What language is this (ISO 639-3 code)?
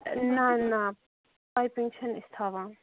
kas